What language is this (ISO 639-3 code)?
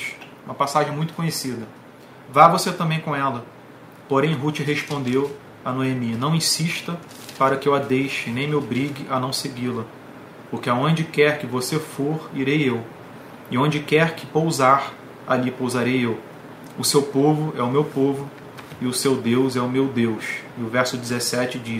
por